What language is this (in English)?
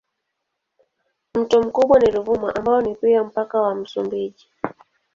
Swahili